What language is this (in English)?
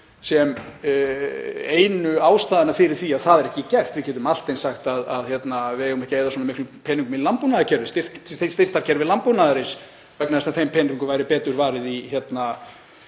Icelandic